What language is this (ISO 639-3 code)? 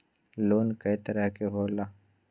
mag